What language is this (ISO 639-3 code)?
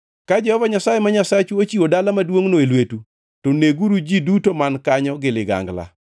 luo